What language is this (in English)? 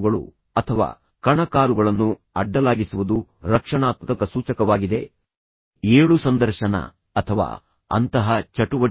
Kannada